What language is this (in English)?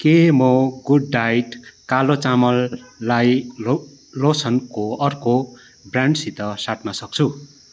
Nepali